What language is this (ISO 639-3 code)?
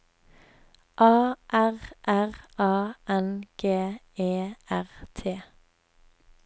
nor